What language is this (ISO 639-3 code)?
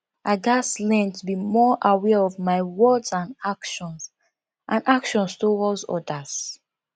pcm